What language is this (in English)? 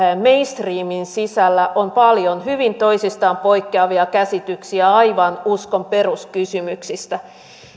Finnish